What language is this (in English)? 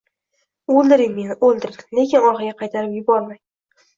Uzbek